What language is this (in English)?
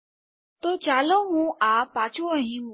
Gujarati